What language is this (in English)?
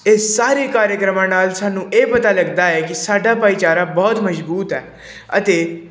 Punjabi